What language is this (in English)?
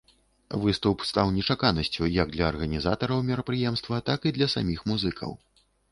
Belarusian